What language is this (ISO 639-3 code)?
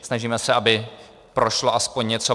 ces